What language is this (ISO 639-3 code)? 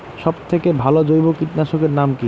ben